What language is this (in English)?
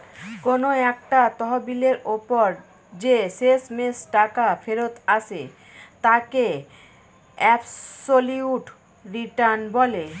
Bangla